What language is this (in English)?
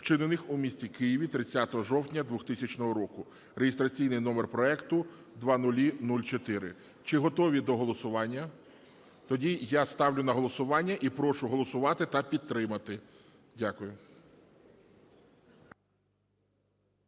Ukrainian